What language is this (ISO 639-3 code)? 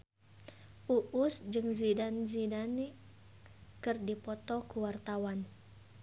sun